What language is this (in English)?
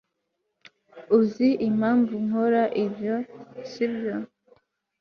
Kinyarwanda